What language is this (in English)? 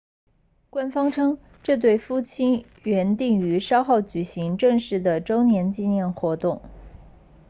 Chinese